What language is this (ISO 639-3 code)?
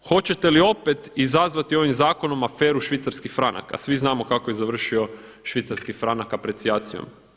hrv